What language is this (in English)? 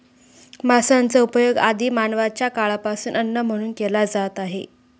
Marathi